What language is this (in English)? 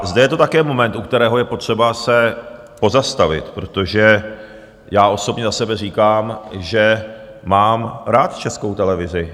Czech